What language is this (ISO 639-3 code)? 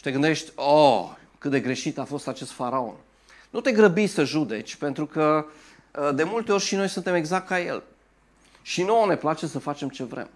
ron